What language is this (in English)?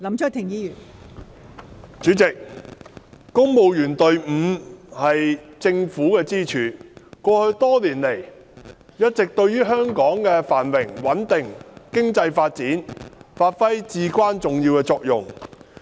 Cantonese